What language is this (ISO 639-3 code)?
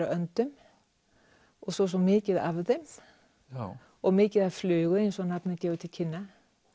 isl